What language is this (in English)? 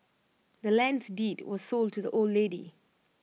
English